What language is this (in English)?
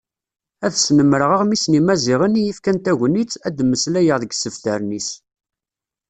Kabyle